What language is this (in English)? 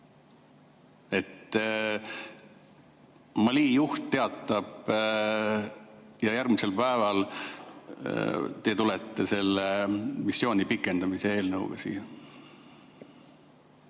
Estonian